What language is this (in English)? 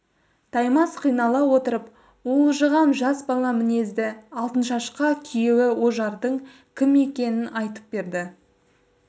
Kazakh